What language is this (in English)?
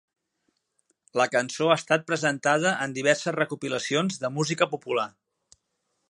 Catalan